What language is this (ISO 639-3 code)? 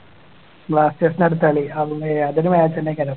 mal